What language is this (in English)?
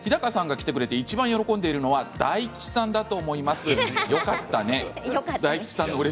Japanese